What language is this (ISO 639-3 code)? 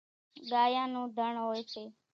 gjk